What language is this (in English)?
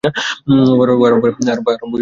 Bangla